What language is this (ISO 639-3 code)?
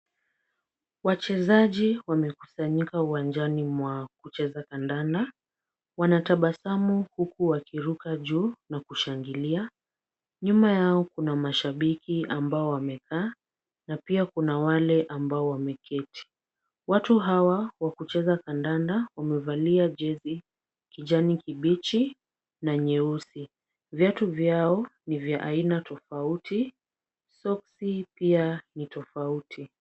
swa